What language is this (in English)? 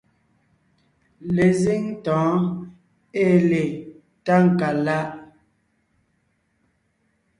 Ngiemboon